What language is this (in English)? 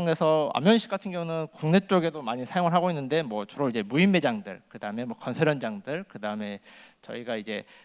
Korean